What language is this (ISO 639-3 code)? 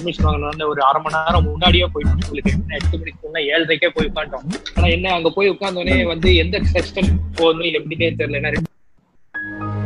tam